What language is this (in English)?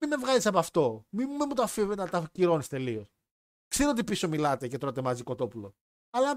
Greek